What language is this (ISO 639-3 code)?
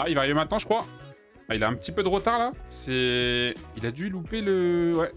fra